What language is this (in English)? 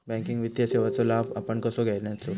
Marathi